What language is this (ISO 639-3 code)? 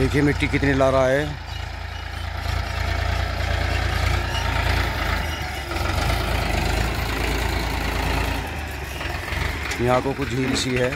hin